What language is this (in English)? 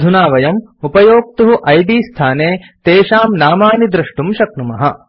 Sanskrit